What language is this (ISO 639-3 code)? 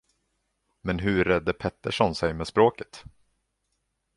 swe